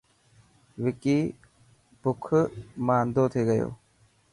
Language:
Dhatki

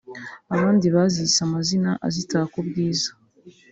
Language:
Kinyarwanda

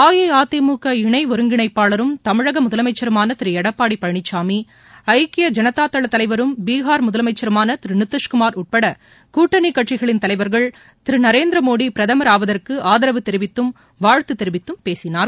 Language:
Tamil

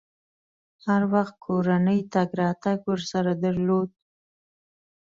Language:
Pashto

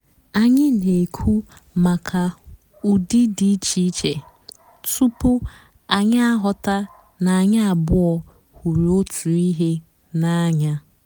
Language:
Igbo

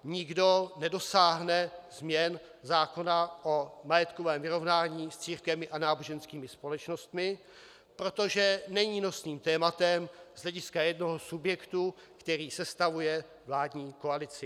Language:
Czech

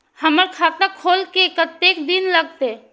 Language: Maithili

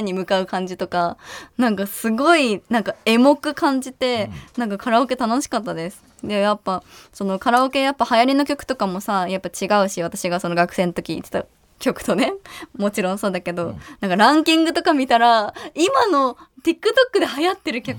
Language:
Japanese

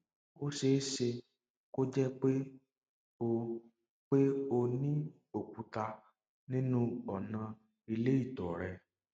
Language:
Yoruba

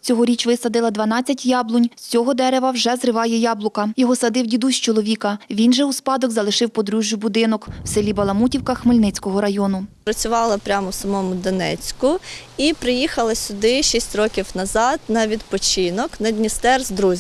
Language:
Ukrainian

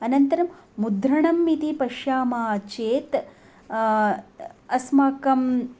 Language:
Sanskrit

